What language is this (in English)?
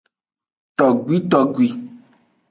Aja (Benin)